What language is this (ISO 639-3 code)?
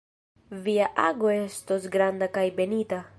epo